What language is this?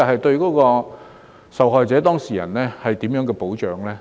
Cantonese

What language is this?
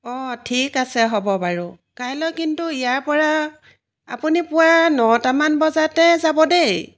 Assamese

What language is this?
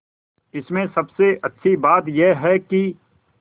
Hindi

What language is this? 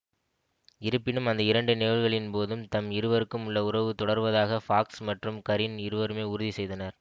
Tamil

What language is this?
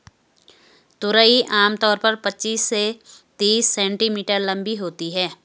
Hindi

